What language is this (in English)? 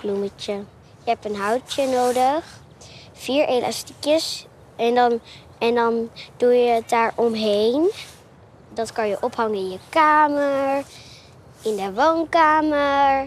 Dutch